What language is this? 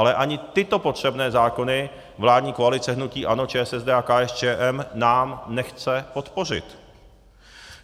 Czech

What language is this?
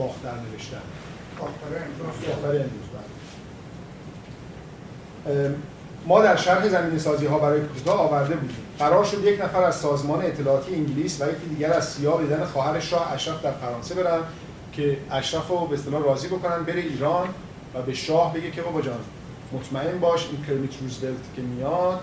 Persian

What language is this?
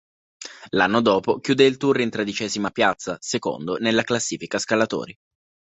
Italian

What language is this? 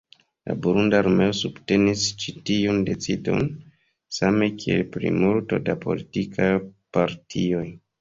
Esperanto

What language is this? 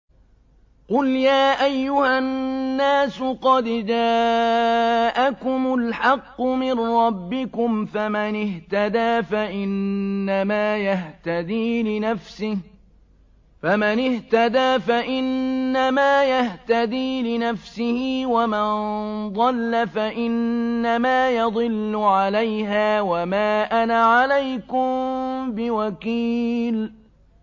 Arabic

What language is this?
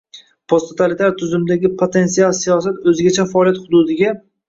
Uzbek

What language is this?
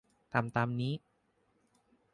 Thai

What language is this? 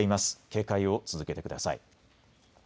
Japanese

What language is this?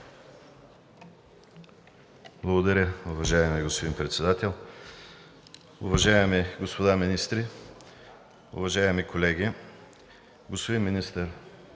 Bulgarian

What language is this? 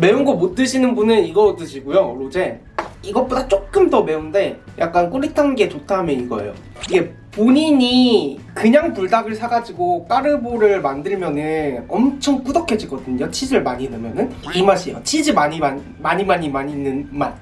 Korean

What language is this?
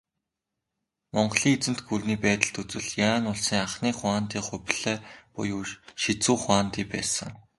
Mongolian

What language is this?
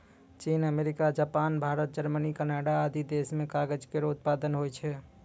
Maithili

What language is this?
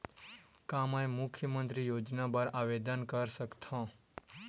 Chhattisgarhi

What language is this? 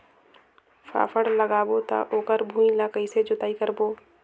Chhattisgarhi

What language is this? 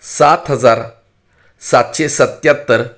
Marathi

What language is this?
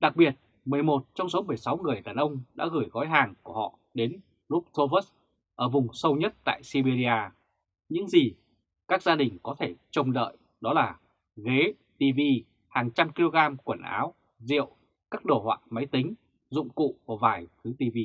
Vietnamese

